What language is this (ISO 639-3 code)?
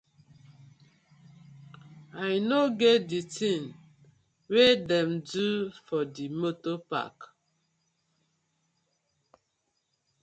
pcm